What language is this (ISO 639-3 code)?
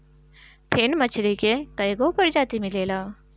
bho